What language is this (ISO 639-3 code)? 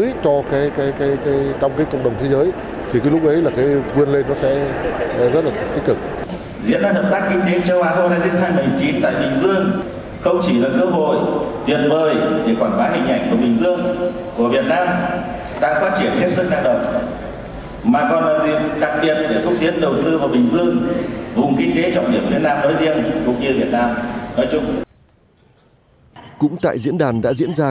vie